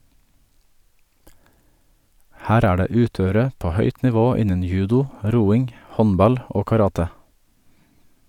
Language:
Norwegian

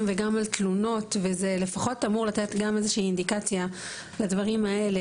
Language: Hebrew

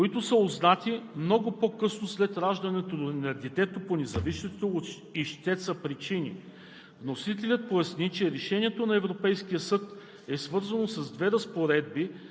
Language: Bulgarian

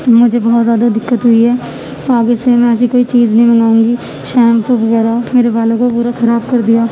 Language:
Urdu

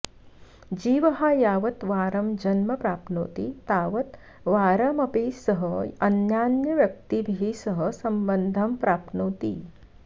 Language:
Sanskrit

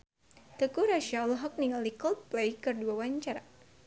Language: Sundanese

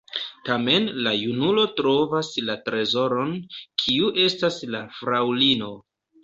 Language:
Esperanto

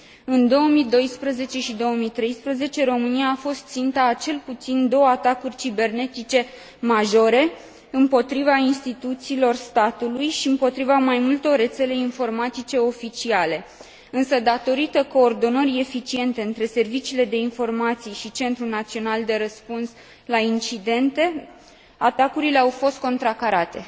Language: Romanian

